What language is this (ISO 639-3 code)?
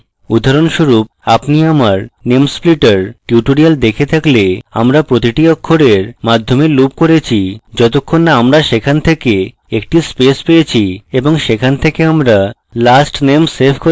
ben